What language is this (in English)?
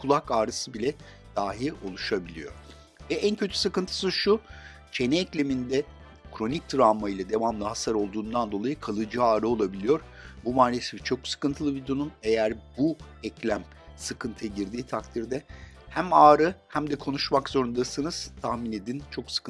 Turkish